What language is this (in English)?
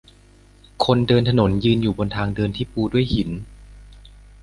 Thai